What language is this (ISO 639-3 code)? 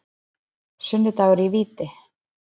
isl